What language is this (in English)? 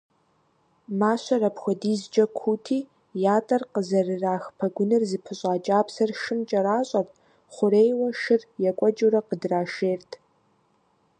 Kabardian